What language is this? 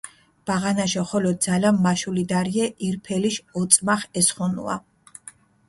Mingrelian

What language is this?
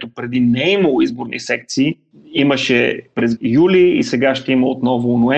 Bulgarian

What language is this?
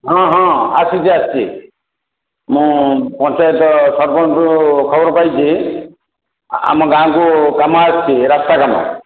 Odia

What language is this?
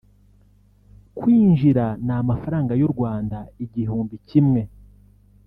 Kinyarwanda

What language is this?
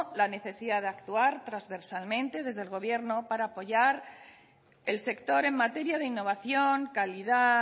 Spanish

